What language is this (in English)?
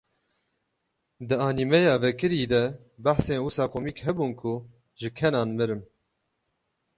Kurdish